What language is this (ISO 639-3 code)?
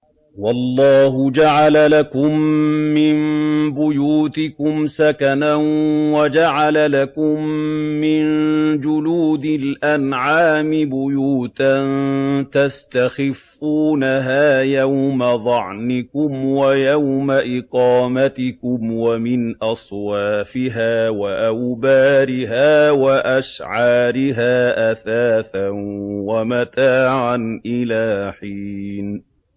ara